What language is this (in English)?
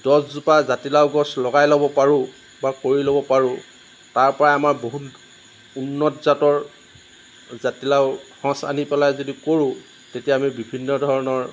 Assamese